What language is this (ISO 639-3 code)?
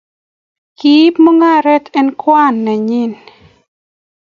kln